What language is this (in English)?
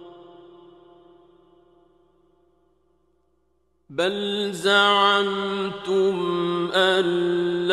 Arabic